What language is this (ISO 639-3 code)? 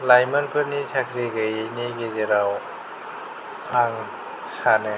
brx